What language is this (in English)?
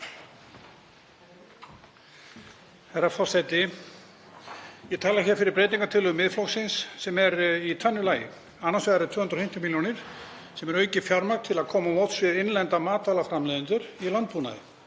Icelandic